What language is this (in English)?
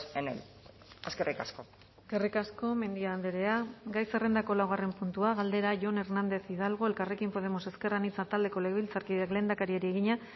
Basque